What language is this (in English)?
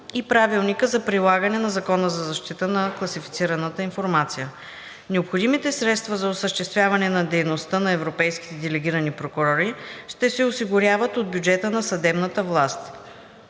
Bulgarian